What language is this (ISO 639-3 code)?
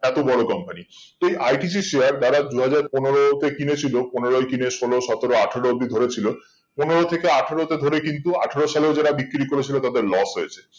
ben